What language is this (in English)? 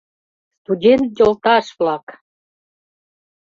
Mari